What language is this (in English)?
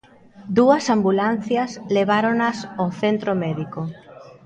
Galician